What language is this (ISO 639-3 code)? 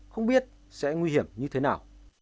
vie